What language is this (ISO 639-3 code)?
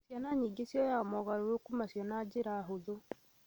kik